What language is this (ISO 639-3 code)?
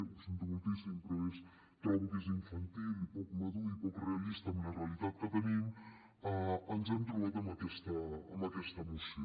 cat